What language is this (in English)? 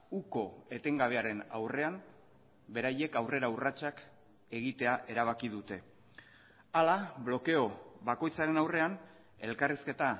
Basque